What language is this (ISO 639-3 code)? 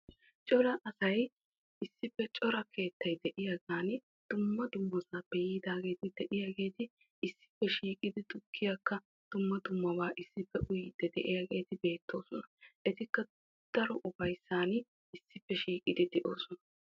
wal